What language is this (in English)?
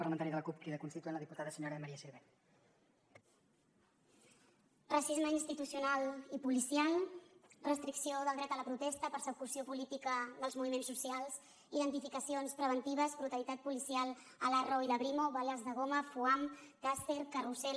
Catalan